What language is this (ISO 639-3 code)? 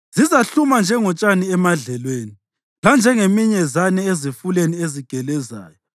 nde